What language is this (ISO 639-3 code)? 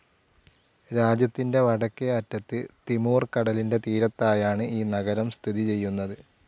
mal